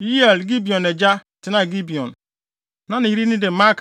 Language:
Akan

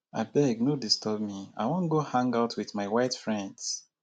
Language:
Nigerian Pidgin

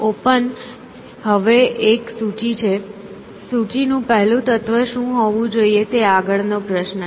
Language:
Gujarati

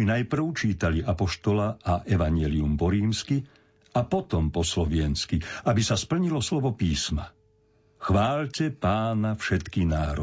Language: Slovak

